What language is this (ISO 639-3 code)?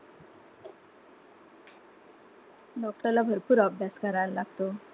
mar